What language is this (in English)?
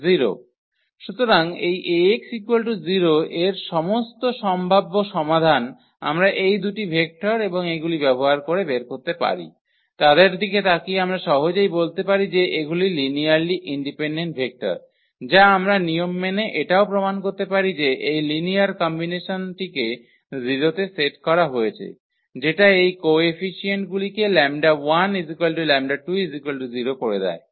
Bangla